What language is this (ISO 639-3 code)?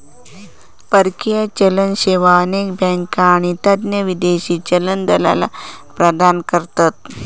mar